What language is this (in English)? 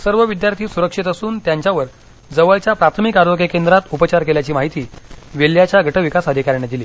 Marathi